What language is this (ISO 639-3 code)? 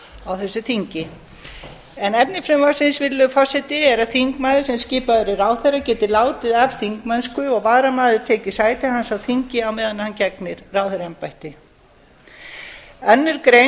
isl